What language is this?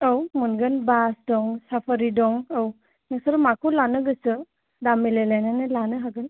Bodo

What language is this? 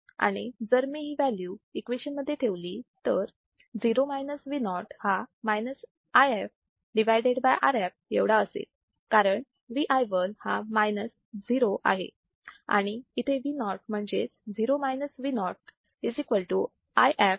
Marathi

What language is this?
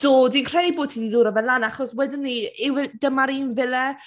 Welsh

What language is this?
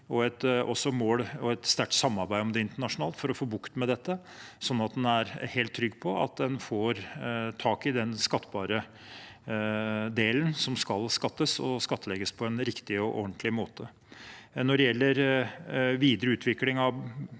Norwegian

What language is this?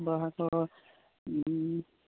Assamese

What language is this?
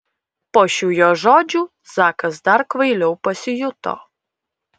Lithuanian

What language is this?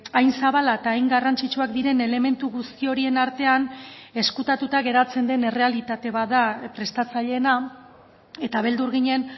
Basque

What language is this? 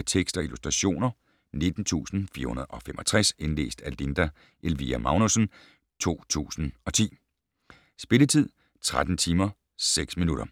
Danish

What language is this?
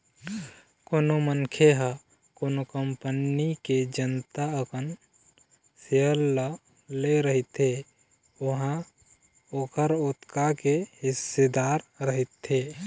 Chhattisgarhi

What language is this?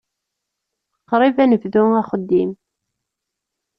Kabyle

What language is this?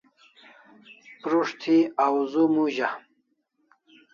Kalasha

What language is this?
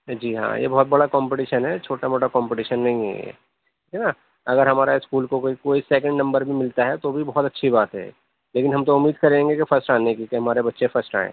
Urdu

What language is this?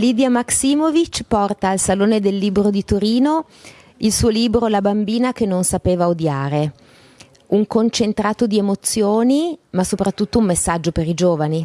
Italian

